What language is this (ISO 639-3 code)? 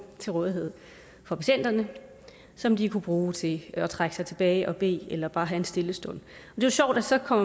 dan